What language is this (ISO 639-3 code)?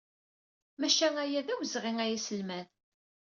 kab